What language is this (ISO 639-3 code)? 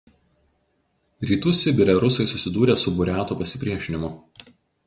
lit